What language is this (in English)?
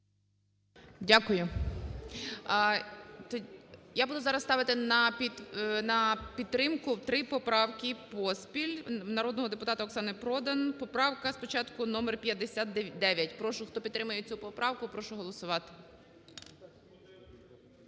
Ukrainian